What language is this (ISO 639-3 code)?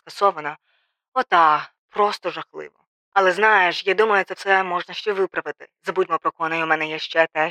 ukr